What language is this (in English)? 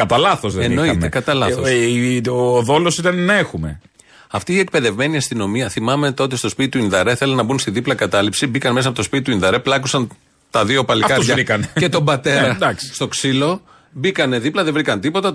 Greek